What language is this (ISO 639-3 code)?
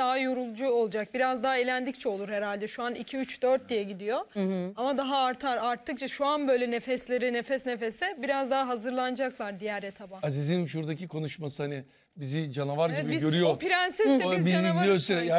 tur